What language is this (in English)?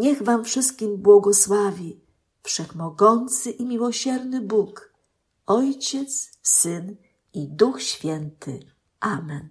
Polish